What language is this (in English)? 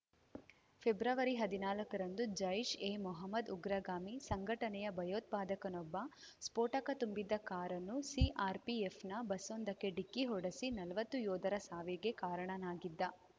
Kannada